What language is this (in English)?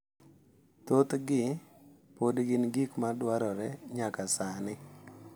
Luo (Kenya and Tanzania)